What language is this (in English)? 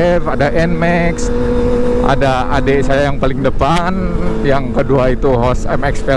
Indonesian